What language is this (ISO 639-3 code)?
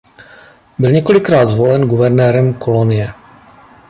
ces